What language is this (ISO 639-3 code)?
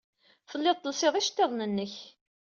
kab